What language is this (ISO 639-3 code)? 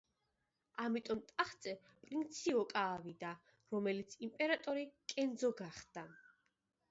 kat